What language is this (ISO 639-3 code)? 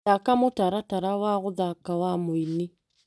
kik